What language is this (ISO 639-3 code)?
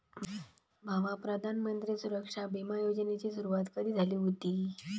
mar